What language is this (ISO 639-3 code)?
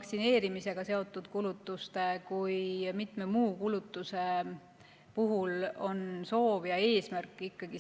est